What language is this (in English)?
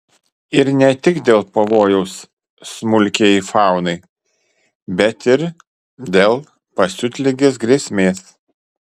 Lithuanian